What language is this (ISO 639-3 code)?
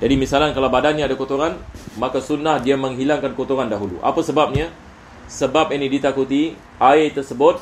msa